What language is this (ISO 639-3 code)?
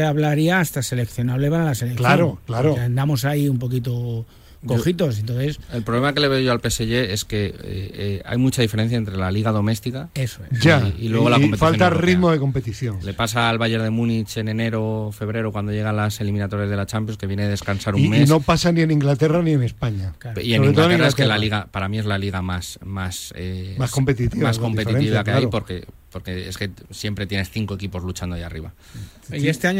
spa